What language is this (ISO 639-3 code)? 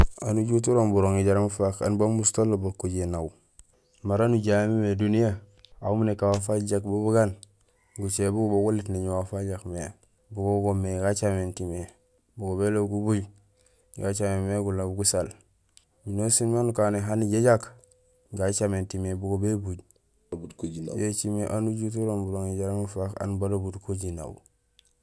gsl